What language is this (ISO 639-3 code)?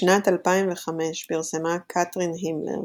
heb